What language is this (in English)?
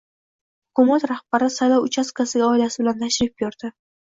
Uzbek